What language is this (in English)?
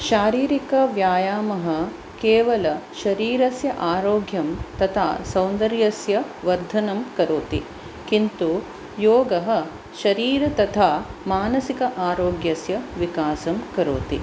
Sanskrit